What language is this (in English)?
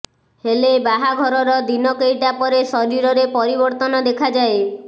Odia